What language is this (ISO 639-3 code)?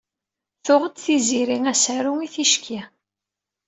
kab